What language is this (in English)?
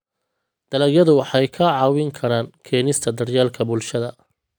Somali